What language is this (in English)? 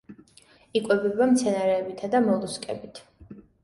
Georgian